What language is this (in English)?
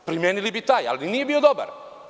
Serbian